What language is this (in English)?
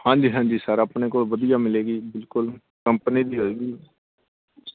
Punjabi